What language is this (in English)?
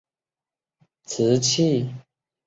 Chinese